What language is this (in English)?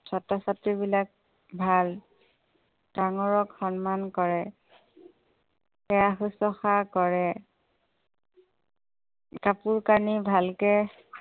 Assamese